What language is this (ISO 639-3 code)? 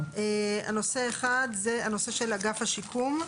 heb